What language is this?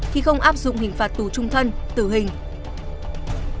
Vietnamese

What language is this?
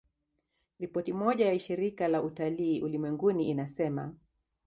Swahili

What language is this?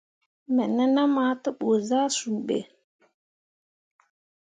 Mundang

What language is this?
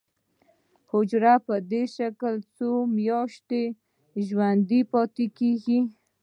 Pashto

